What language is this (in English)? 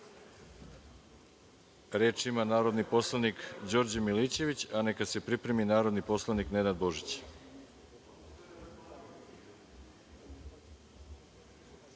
Serbian